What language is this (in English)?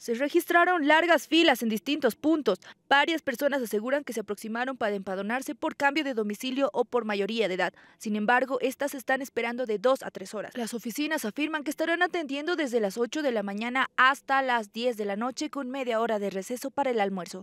Spanish